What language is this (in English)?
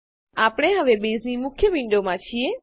Gujarati